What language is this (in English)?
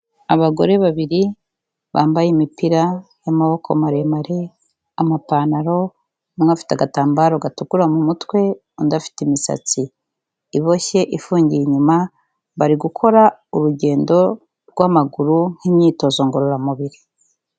Kinyarwanda